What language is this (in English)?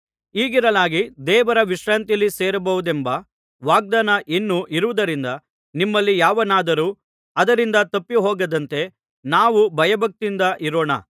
Kannada